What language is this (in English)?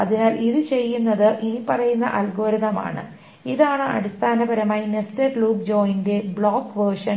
Malayalam